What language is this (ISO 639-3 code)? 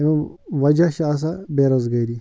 kas